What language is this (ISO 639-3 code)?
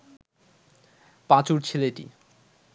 ben